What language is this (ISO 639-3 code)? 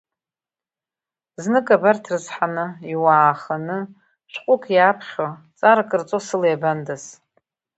abk